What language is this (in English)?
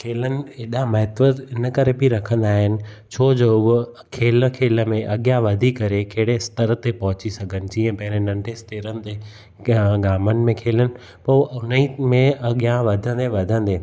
Sindhi